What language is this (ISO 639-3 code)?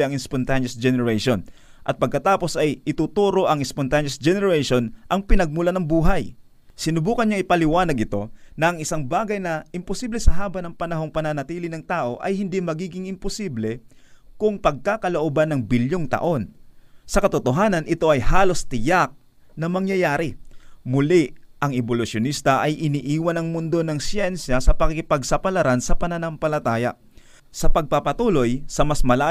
fil